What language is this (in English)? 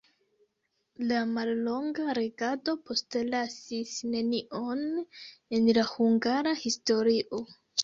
Esperanto